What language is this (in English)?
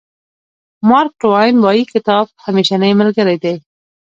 Pashto